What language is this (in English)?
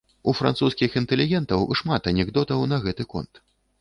Belarusian